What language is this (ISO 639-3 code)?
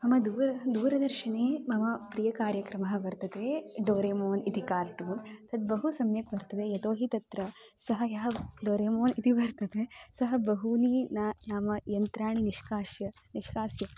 san